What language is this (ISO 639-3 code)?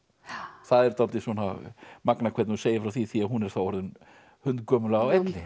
isl